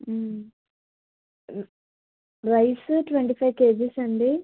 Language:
Telugu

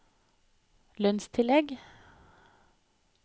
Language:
Norwegian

